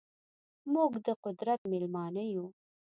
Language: Pashto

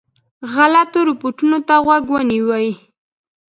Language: Pashto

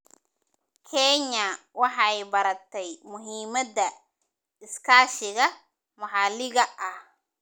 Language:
Somali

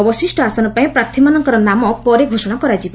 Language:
Odia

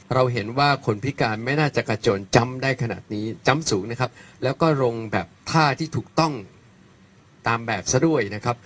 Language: Thai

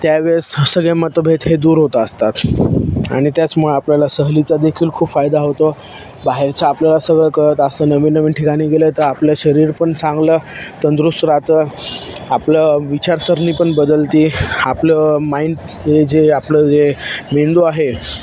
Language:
Marathi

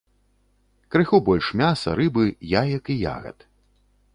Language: Belarusian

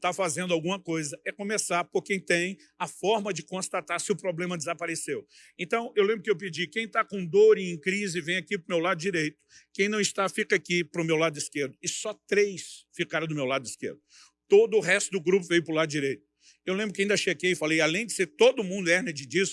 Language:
Portuguese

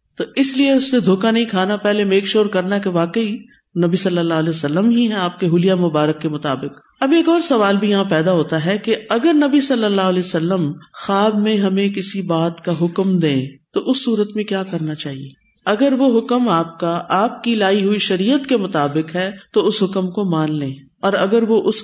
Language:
Urdu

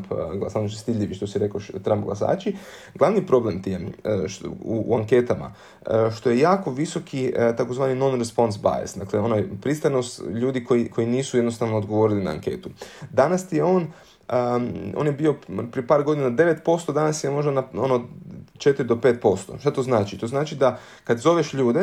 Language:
Croatian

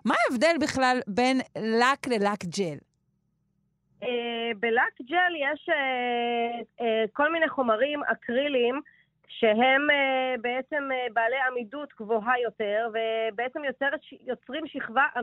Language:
Hebrew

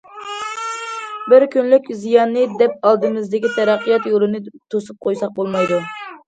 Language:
Uyghur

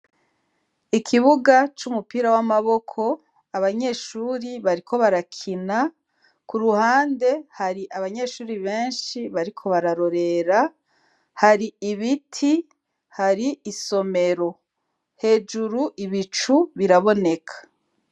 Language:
Rundi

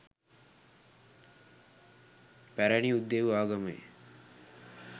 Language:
Sinhala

